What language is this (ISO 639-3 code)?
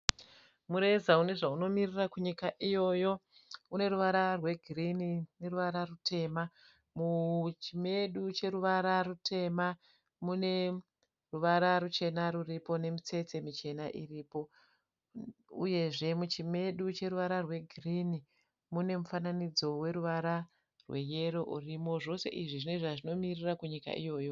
sna